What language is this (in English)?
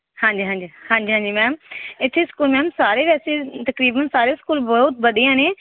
Punjabi